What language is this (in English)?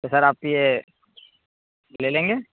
Urdu